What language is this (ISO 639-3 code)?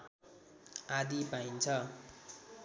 nep